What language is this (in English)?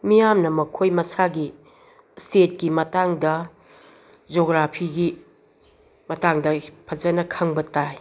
Manipuri